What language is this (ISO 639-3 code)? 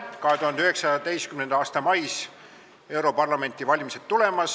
est